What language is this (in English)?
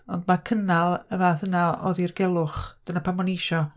Welsh